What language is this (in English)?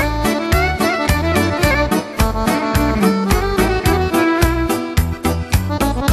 Romanian